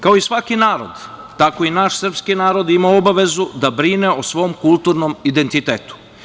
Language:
Serbian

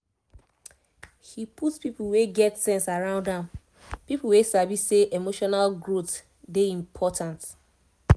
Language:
Nigerian Pidgin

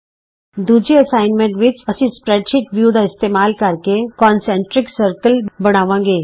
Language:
Punjabi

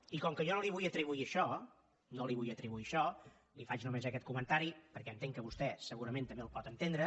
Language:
Catalan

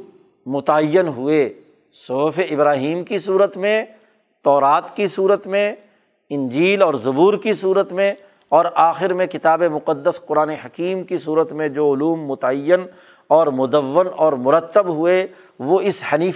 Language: Urdu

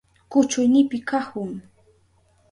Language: Southern Pastaza Quechua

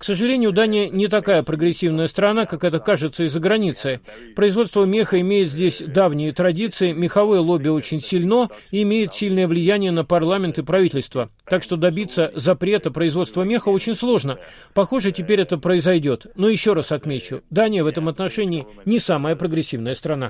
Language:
Russian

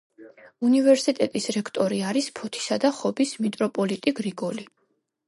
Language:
Georgian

